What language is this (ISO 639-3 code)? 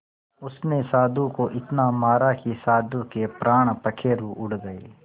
hin